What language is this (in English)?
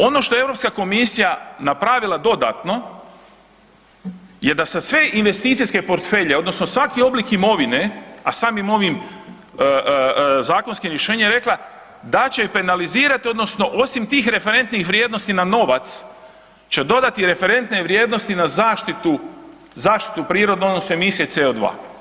Croatian